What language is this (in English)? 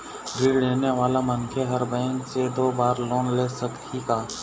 Chhattisgarhi